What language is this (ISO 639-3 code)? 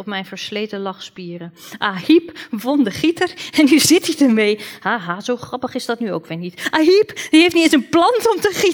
nld